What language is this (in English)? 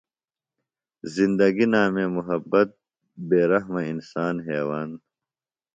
Phalura